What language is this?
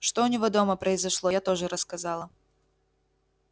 Russian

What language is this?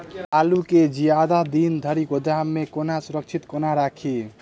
Maithili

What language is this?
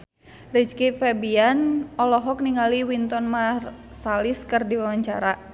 Sundanese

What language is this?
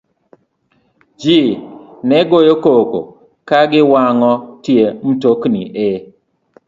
Luo (Kenya and Tanzania)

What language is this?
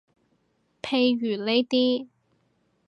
Cantonese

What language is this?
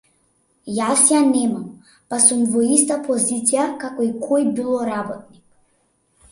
Macedonian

